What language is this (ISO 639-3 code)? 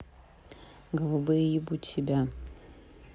rus